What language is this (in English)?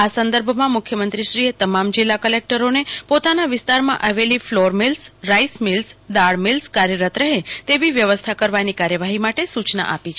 Gujarati